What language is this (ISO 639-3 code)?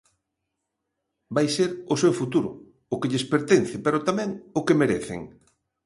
glg